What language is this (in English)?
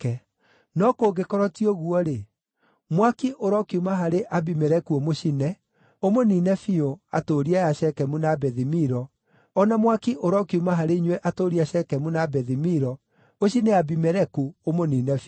Kikuyu